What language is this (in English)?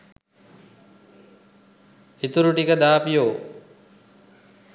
Sinhala